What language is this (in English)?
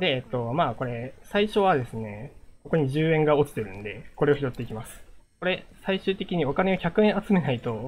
Japanese